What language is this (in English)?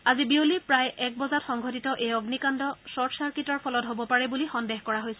Assamese